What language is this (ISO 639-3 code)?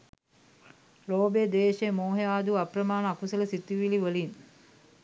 sin